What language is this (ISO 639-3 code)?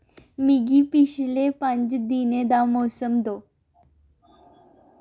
doi